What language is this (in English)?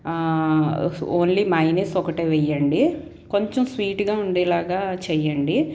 Telugu